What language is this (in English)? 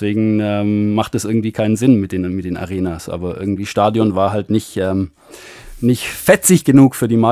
German